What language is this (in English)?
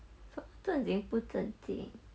English